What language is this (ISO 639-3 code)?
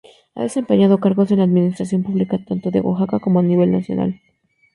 spa